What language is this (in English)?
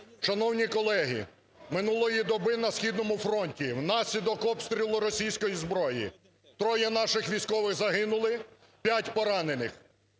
Ukrainian